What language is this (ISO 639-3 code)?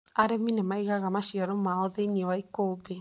kik